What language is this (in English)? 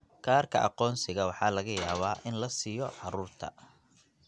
Somali